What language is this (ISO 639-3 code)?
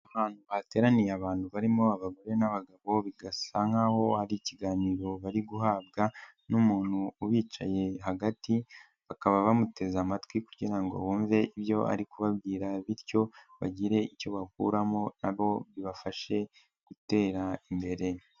kin